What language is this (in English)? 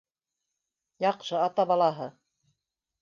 Bashkir